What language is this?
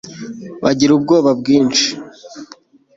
Kinyarwanda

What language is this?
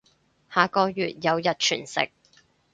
Cantonese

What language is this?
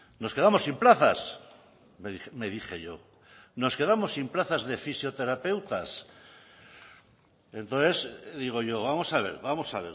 Spanish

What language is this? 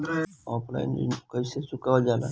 Bhojpuri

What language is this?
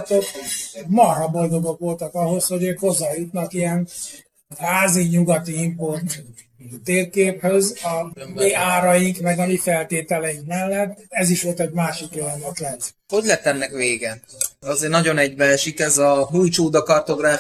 Hungarian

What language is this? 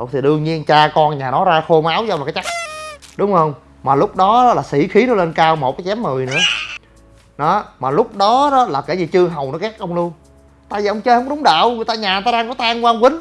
Vietnamese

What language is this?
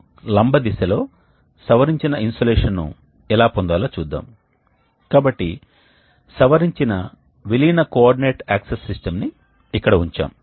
Telugu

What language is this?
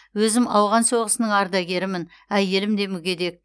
Kazakh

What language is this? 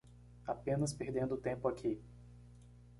Portuguese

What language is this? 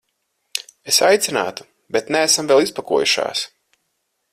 Latvian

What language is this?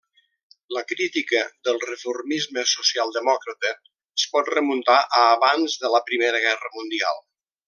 Catalan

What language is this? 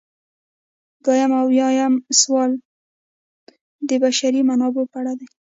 Pashto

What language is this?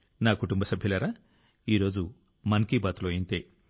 Telugu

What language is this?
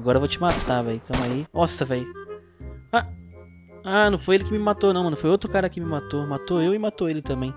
Portuguese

